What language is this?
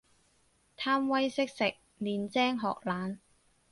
Cantonese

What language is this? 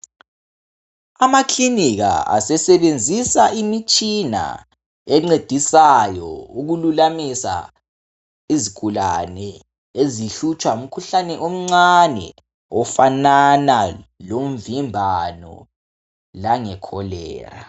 North Ndebele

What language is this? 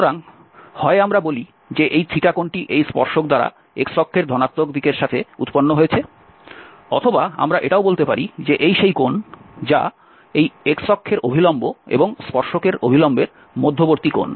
Bangla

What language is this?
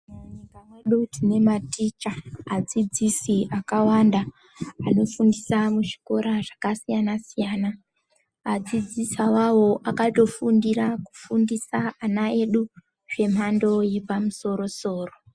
Ndau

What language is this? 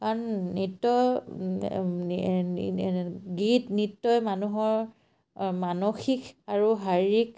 Assamese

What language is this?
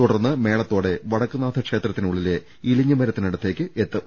Malayalam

